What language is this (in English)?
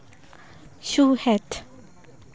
Santali